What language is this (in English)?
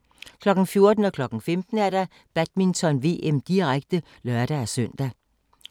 Danish